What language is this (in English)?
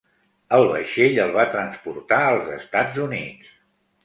Catalan